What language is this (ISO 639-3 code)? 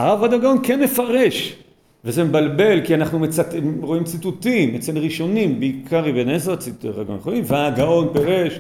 heb